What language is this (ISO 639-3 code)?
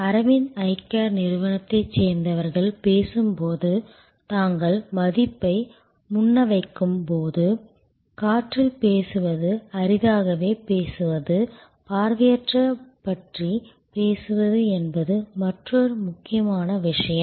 tam